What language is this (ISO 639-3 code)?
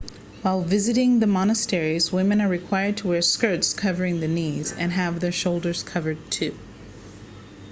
eng